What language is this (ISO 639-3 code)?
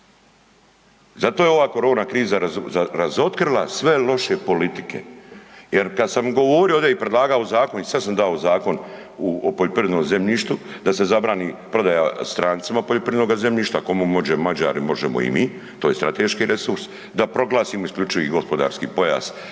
hrv